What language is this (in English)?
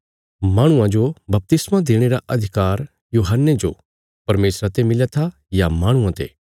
Bilaspuri